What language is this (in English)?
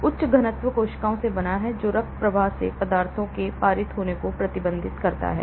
Hindi